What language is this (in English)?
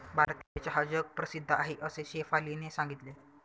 Marathi